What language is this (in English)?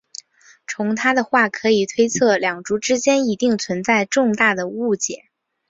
Chinese